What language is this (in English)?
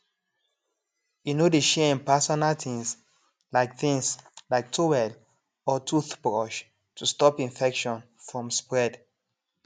Nigerian Pidgin